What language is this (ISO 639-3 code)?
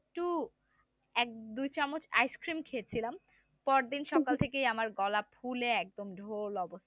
ben